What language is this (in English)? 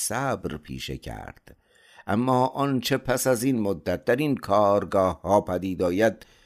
Persian